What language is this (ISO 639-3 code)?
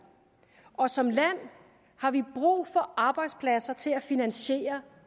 dan